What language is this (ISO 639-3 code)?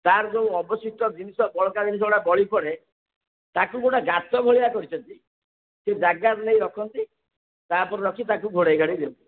ori